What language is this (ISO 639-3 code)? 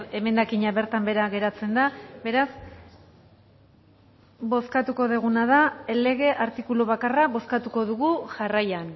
eus